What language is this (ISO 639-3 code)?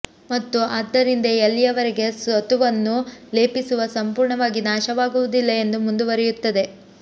kan